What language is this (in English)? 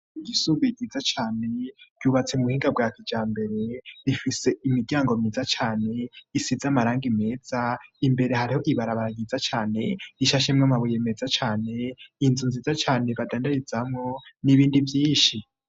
Rundi